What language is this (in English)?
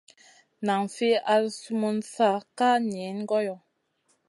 Masana